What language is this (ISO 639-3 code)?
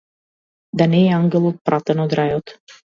mkd